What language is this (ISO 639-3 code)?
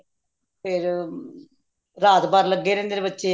pan